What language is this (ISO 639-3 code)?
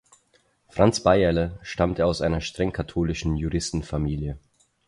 deu